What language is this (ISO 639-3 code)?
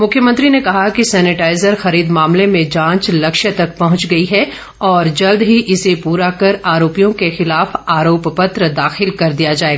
hin